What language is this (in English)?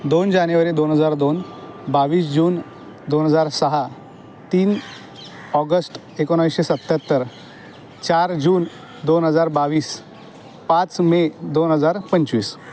Marathi